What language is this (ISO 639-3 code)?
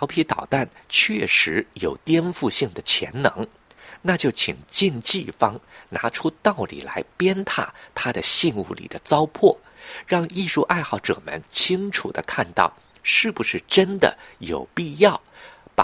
zho